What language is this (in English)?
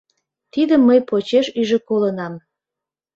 Mari